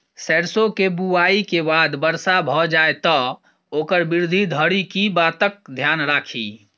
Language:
Maithili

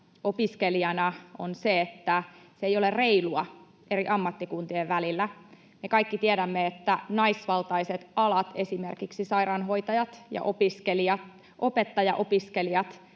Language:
Finnish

